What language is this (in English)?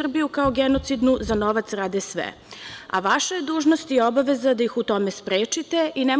Serbian